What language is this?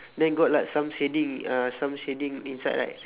English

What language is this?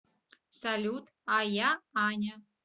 Russian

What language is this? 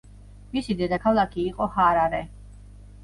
Georgian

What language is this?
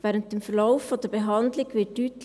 Swiss German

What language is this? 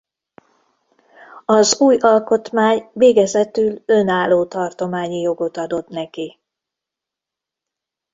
Hungarian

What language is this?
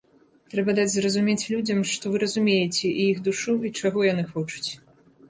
Belarusian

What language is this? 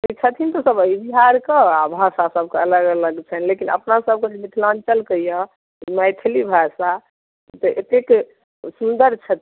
Maithili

